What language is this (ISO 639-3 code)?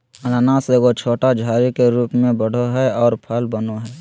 mag